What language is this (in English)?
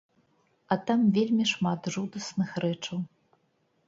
Belarusian